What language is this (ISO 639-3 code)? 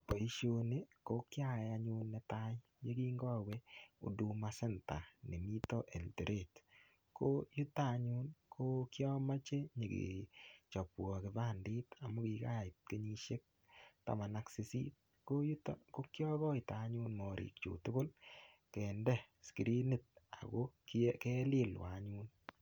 kln